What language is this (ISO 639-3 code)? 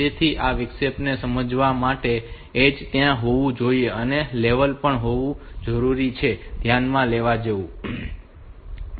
guj